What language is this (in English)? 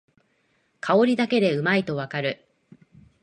Japanese